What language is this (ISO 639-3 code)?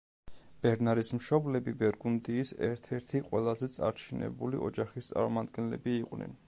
kat